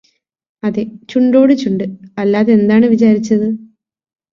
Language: Malayalam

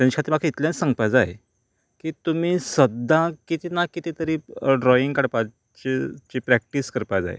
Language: Konkani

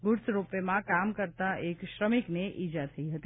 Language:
Gujarati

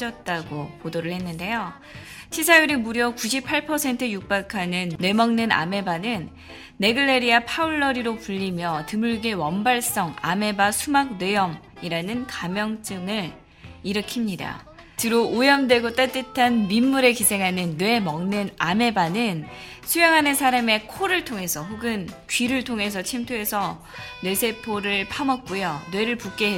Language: Korean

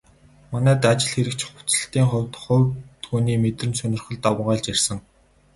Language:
Mongolian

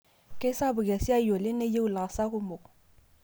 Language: Masai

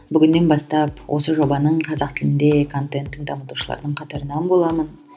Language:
Kazakh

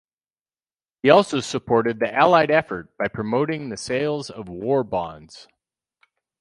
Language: English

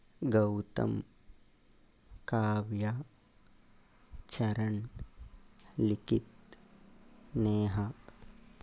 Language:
Telugu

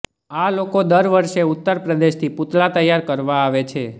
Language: Gujarati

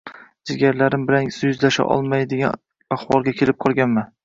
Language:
Uzbek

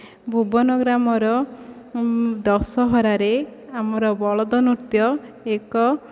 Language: Odia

